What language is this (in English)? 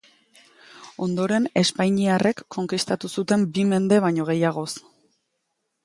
Basque